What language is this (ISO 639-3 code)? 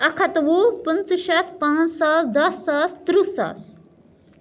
kas